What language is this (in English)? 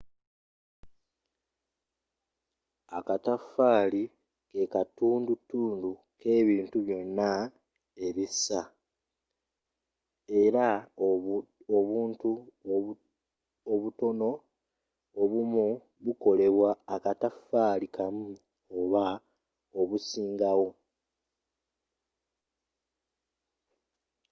Ganda